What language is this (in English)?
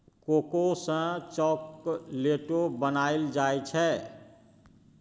Maithili